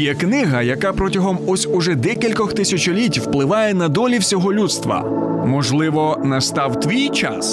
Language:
Ukrainian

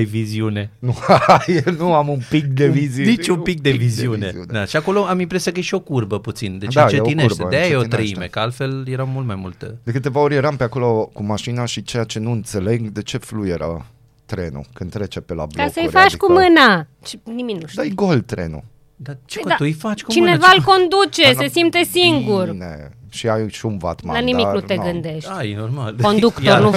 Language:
Romanian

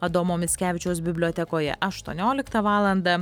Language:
Lithuanian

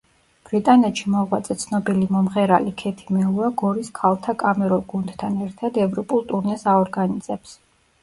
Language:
Georgian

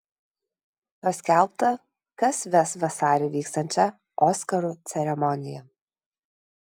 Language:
Lithuanian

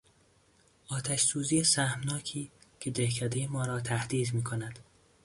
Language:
Persian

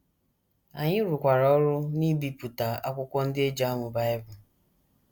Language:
Igbo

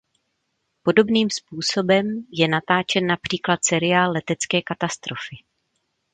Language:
Czech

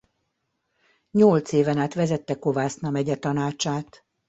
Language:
Hungarian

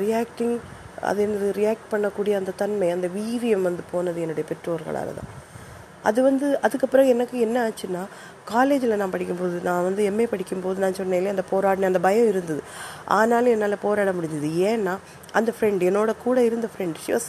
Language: Tamil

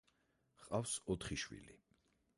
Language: Georgian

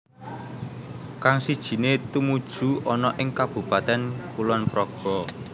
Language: Javanese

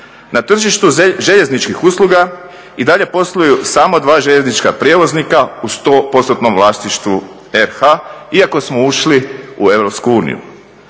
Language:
Croatian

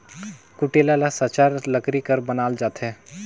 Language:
Chhattisgarhi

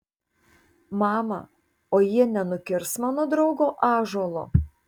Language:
Lithuanian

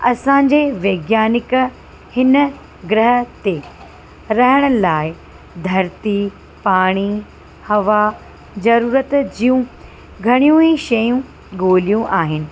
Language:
Sindhi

